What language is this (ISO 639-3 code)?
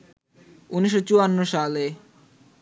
ben